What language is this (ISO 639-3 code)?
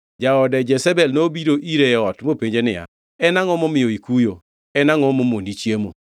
luo